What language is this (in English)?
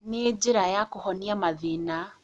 Kikuyu